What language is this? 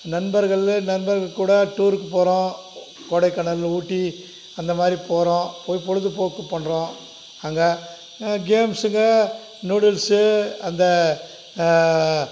Tamil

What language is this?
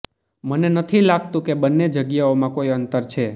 Gujarati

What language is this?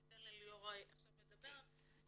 Hebrew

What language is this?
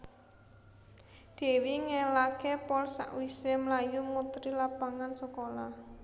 Javanese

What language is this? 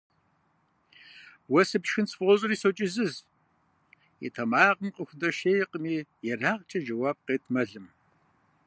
Kabardian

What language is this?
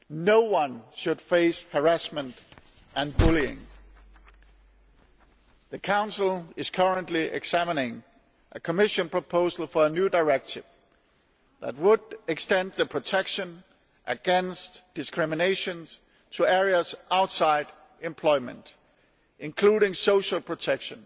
English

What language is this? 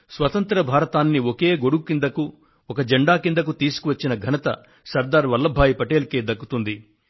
Telugu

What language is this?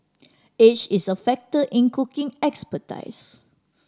English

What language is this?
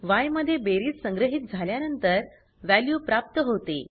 Marathi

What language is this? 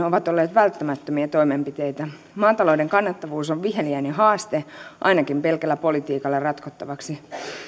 Finnish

